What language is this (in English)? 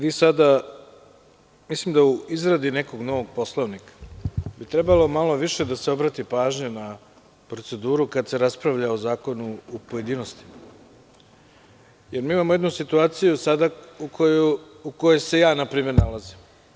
Serbian